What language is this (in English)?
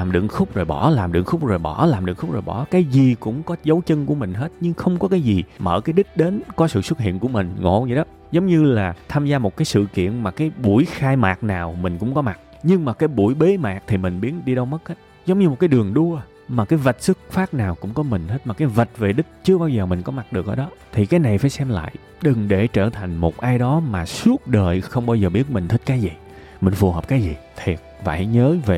Vietnamese